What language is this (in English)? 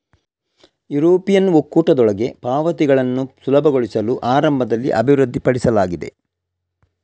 Kannada